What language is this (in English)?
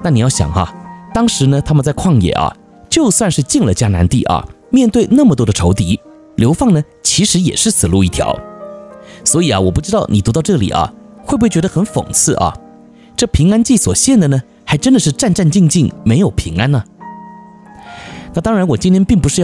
Chinese